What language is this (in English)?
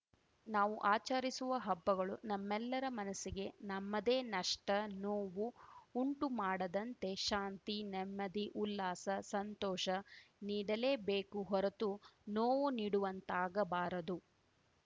Kannada